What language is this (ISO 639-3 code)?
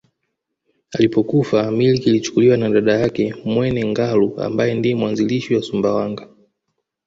swa